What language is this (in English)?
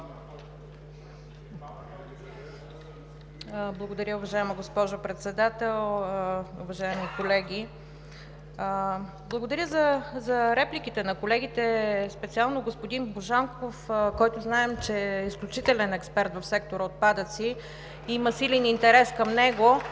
Bulgarian